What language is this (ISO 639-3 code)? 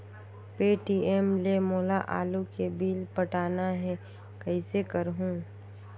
hne